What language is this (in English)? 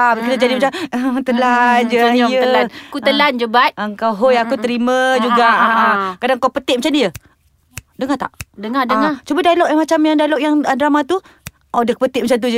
Malay